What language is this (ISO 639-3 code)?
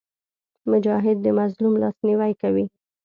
pus